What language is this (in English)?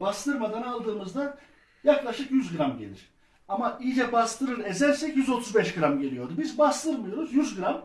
Turkish